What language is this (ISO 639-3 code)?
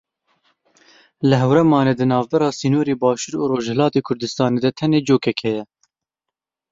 kur